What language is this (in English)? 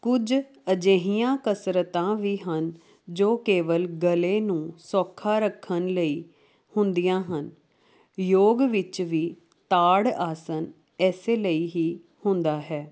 Punjabi